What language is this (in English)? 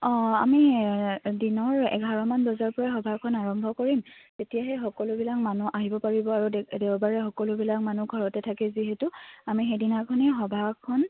Assamese